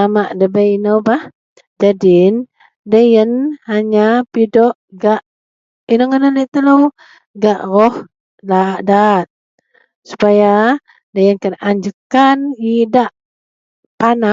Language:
Central Melanau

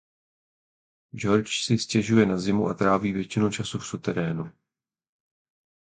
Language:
Czech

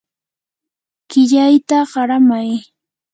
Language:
Yanahuanca Pasco Quechua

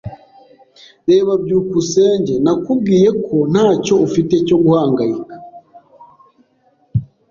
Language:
Kinyarwanda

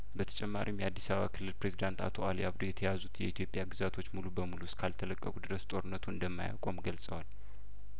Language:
Amharic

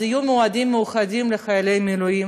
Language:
Hebrew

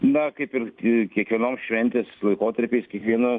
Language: Lithuanian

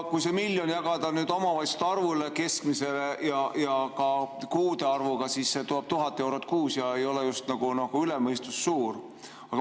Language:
Estonian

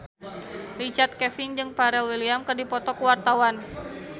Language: Sundanese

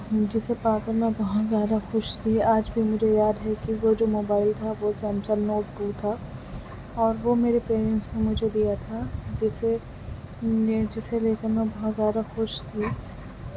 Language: Urdu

